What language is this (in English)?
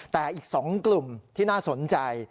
Thai